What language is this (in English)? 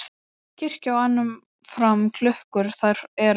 Icelandic